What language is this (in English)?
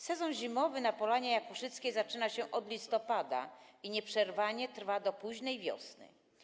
Polish